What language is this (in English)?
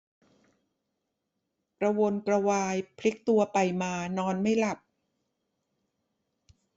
Thai